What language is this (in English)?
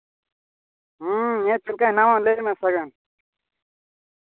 Santali